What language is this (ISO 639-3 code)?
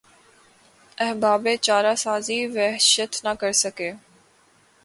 urd